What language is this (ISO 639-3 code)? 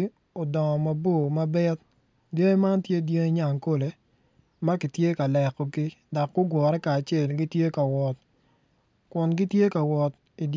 ach